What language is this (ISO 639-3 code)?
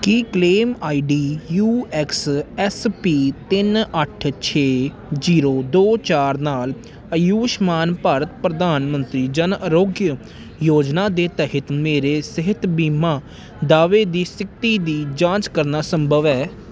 pan